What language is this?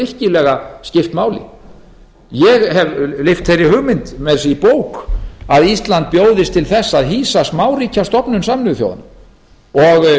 Icelandic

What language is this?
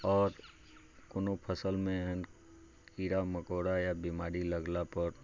Maithili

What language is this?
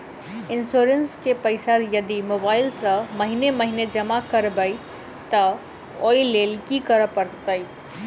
Maithili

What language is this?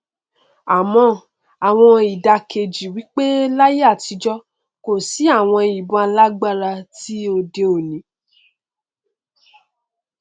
Yoruba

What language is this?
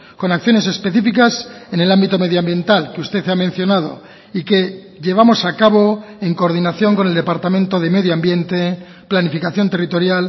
Spanish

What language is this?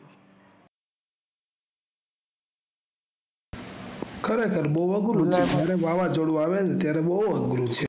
Gujarati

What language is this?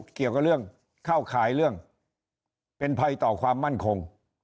Thai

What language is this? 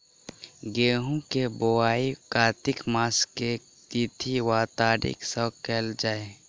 Maithili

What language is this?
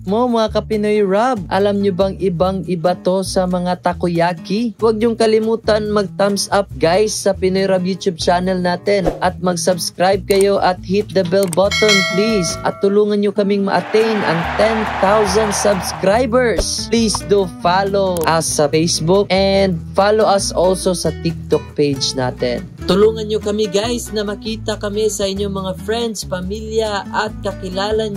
Filipino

